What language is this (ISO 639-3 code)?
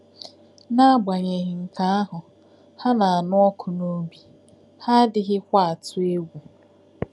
ibo